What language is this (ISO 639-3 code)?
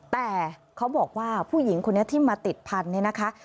tha